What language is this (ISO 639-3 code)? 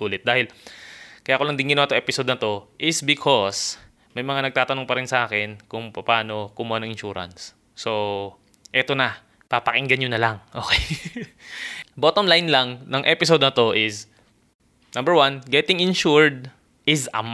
fil